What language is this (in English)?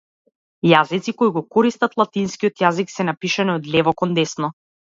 Macedonian